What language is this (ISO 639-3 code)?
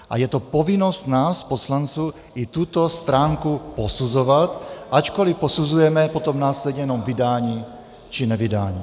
ces